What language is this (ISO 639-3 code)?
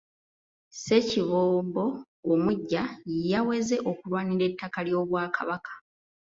lug